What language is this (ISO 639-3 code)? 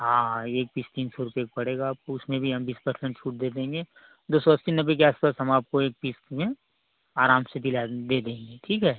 hin